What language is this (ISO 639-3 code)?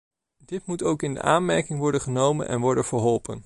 nld